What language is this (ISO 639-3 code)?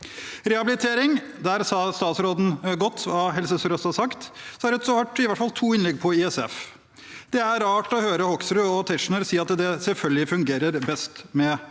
nor